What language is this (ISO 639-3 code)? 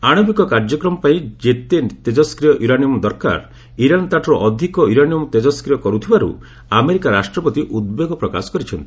ori